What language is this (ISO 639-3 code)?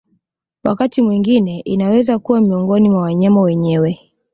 swa